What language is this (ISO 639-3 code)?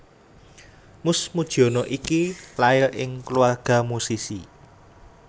jav